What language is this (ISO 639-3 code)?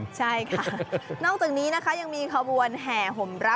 tha